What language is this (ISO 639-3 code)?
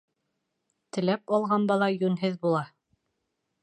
bak